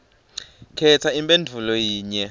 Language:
Swati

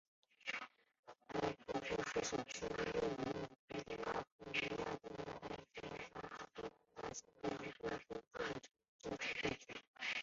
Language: Chinese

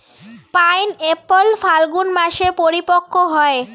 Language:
Bangla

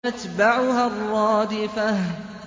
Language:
Arabic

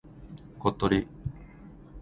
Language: Japanese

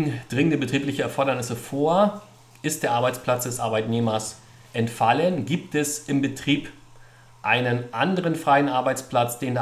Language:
German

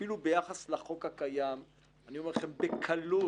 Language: Hebrew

